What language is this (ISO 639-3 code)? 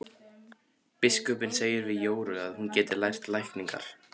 isl